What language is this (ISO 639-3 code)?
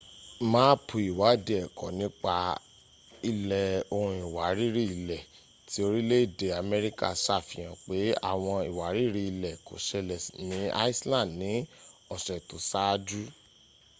yor